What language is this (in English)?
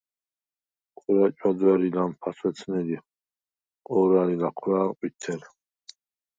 Svan